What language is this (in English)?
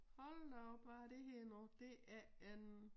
Danish